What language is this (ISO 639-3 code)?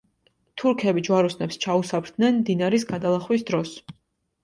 kat